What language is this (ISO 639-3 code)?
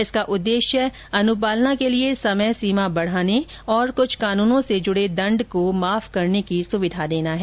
hin